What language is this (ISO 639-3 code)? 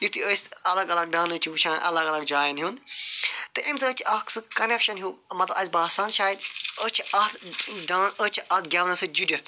kas